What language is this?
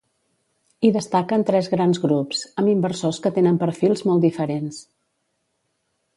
Catalan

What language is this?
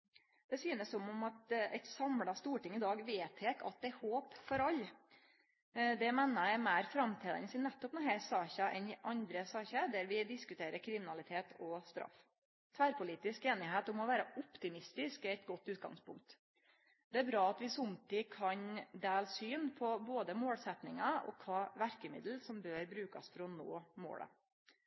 Norwegian Nynorsk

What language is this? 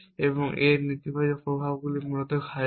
Bangla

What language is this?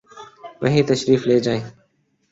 Urdu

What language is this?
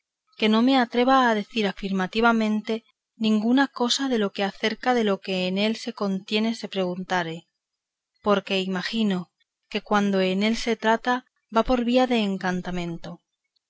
Spanish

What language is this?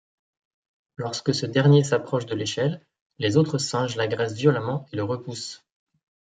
French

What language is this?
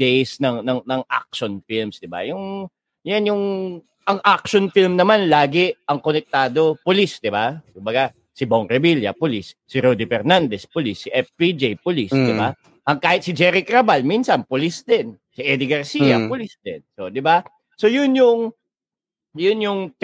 Filipino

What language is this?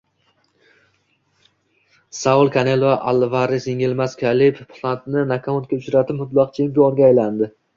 Uzbek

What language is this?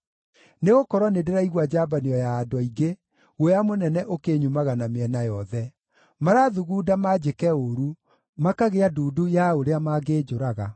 Kikuyu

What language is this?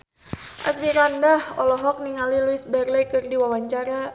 Sundanese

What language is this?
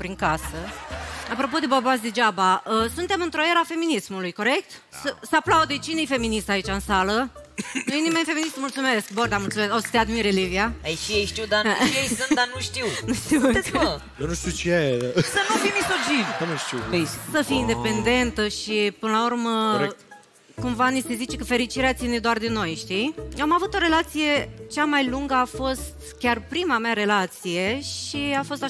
Romanian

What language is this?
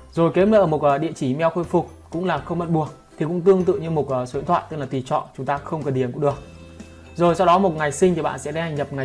Vietnamese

